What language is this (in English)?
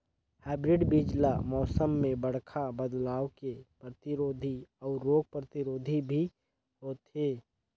Chhattisgarhi